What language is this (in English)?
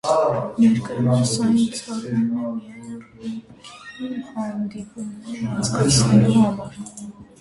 Armenian